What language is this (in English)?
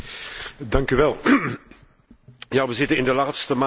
Dutch